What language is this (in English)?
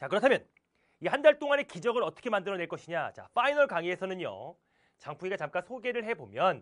Korean